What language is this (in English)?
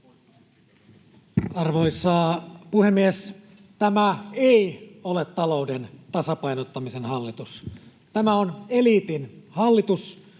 Finnish